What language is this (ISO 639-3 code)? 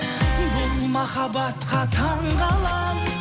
kaz